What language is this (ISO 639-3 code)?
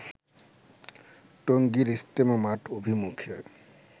ben